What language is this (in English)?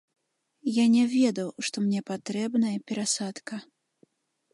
Belarusian